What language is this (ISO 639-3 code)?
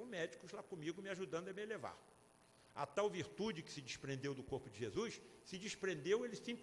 por